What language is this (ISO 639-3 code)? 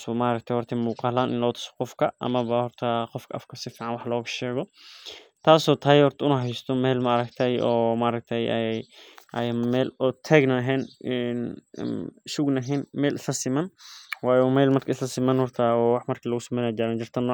som